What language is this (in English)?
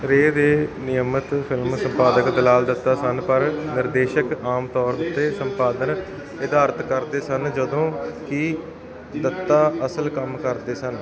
Punjabi